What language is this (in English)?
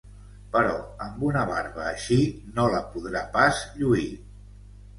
Catalan